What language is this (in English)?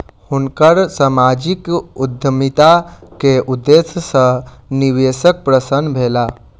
Maithili